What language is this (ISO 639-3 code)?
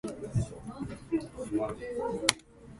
jpn